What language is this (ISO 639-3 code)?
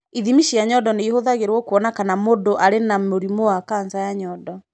kik